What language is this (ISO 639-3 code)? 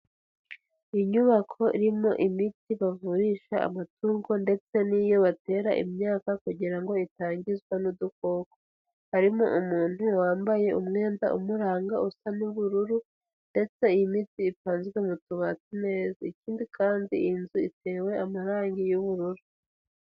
kin